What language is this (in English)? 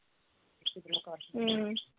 Punjabi